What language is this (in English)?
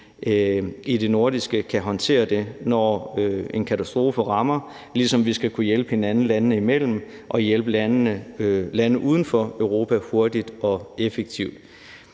Danish